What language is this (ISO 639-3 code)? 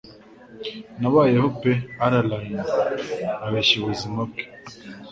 kin